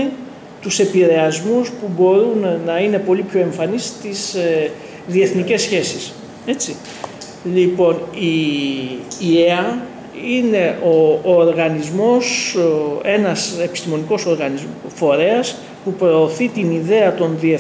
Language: Greek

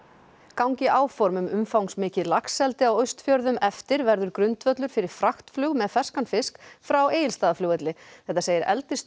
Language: Icelandic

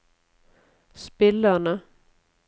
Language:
Norwegian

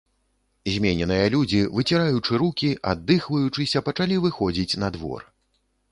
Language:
Belarusian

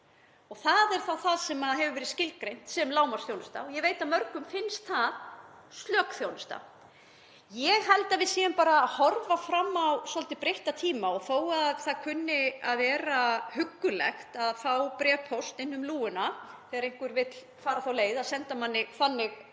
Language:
Icelandic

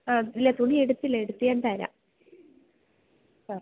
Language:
Malayalam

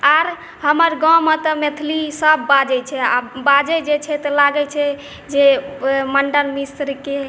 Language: Maithili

